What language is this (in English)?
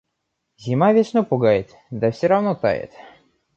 Russian